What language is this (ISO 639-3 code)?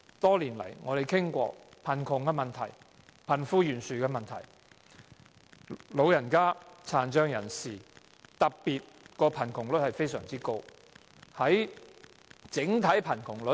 yue